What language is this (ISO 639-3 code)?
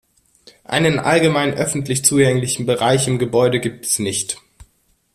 deu